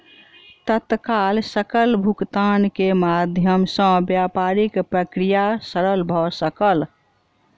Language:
Maithili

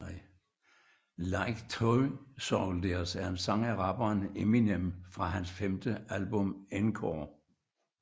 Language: Danish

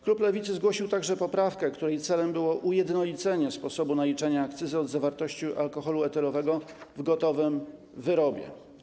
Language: Polish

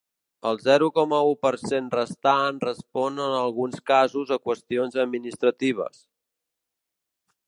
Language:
Catalan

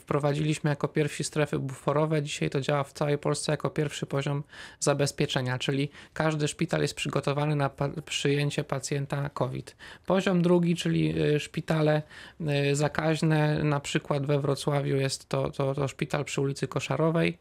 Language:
Polish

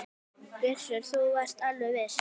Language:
Icelandic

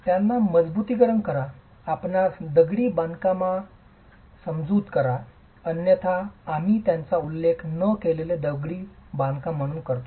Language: Marathi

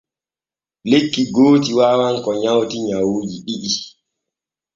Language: Borgu Fulfulde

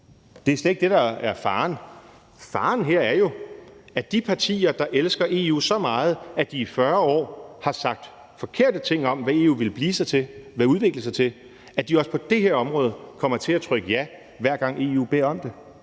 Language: Danish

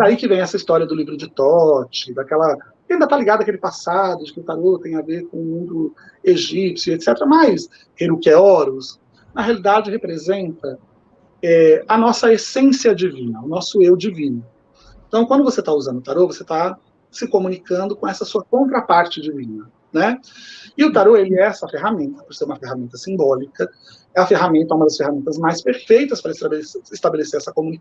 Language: Portuguese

